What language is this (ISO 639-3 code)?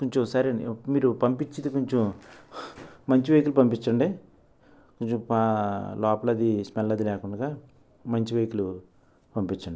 tel